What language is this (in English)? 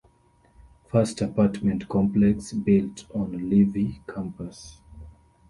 English